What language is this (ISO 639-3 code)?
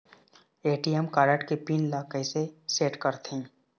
hne